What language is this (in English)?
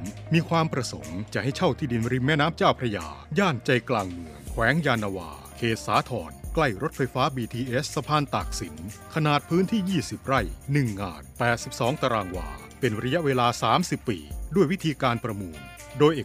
Thai